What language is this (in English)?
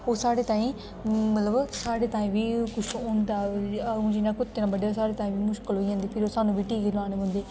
Dogri